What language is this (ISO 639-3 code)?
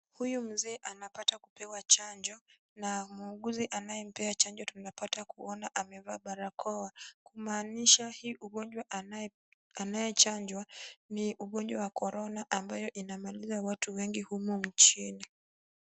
swa